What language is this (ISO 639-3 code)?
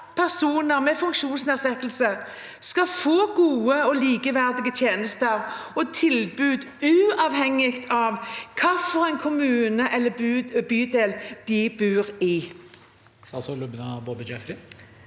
nor